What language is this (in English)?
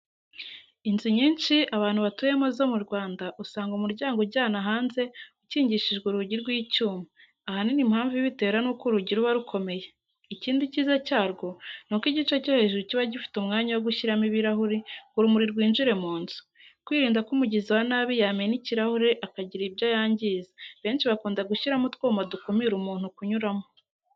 Kinyarwanda